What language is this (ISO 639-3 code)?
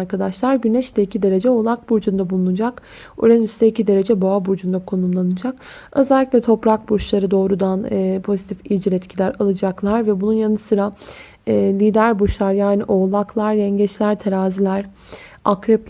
tur